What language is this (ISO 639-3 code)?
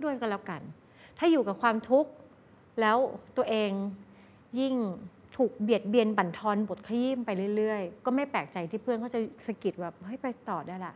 tha